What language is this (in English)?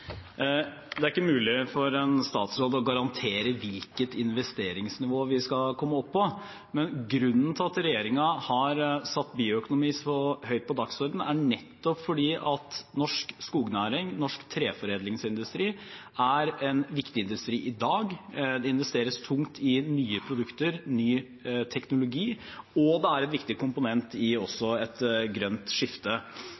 Norwegian Bokmål